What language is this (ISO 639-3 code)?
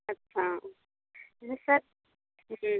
hin